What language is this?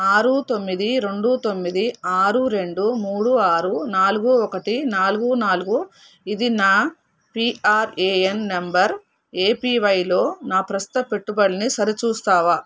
Telugu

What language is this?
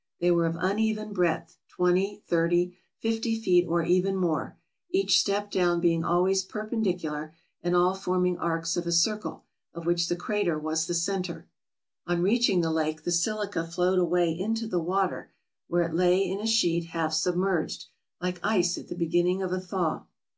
English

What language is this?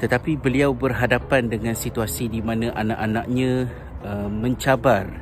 Malay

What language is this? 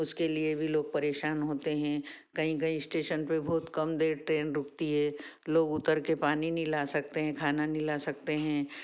Hindi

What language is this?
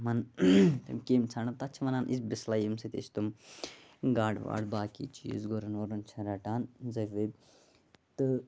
Kashmiri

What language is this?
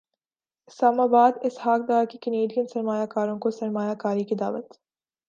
Urdu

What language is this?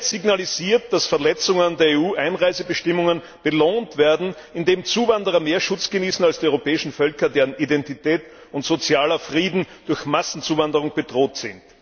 German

